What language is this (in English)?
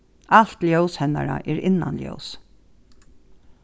Faroese